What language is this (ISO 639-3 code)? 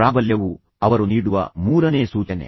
kan